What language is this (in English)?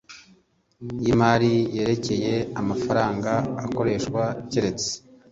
Kinyarwanda